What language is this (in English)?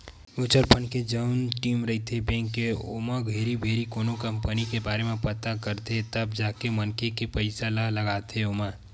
Chhattisgarhi